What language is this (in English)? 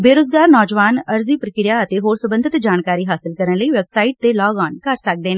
Punjabi